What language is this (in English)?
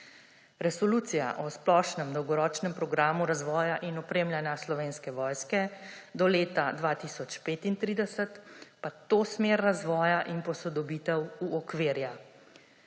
Slovenian